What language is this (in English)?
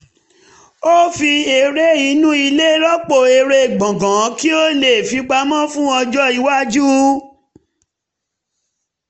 Yoruba